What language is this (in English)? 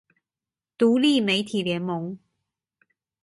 Chinese